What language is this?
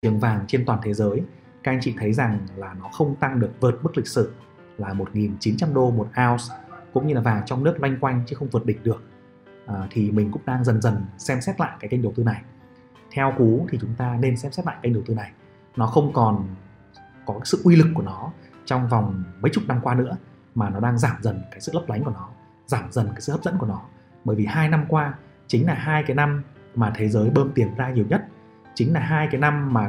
Vietnamese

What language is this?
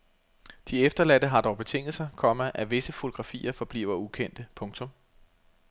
Danish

